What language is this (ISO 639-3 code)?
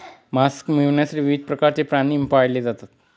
mar